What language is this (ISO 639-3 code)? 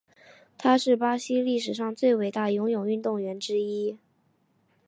zho